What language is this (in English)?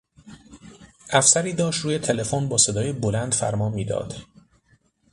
Persian